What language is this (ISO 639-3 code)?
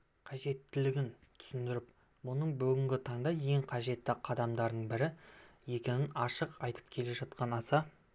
kaz